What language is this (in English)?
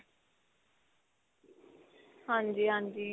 Punjabi